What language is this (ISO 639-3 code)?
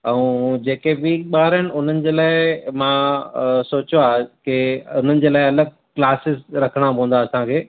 snd